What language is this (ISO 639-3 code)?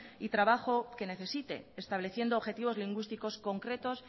spa